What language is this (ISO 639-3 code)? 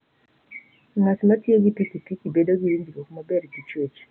luo